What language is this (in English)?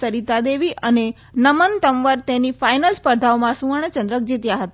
Gujarati